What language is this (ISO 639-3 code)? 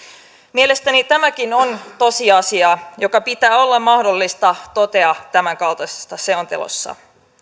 fin